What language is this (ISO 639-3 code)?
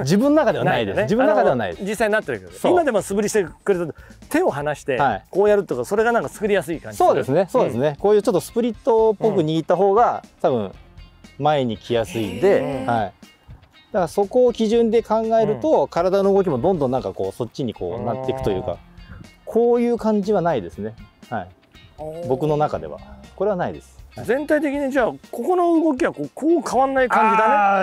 jpn